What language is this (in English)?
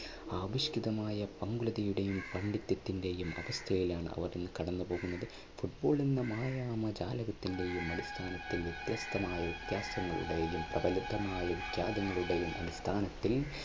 Malayalam